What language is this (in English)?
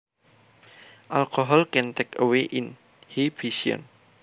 Javanese